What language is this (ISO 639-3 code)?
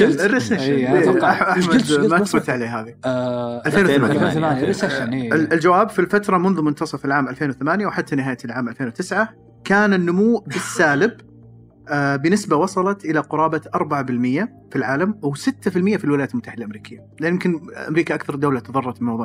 ara